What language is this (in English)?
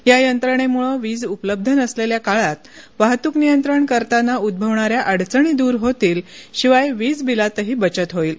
Marathi